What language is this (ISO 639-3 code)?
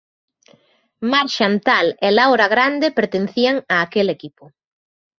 glg